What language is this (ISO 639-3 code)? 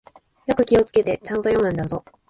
jpn